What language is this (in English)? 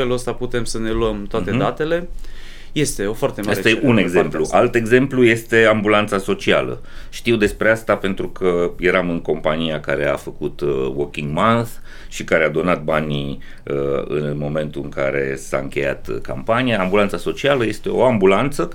Romanian